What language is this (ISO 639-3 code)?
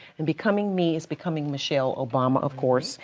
eng